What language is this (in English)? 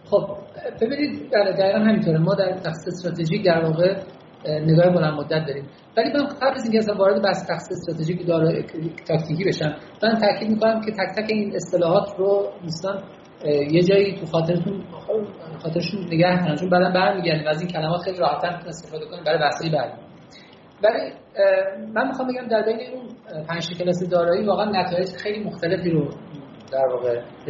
Persian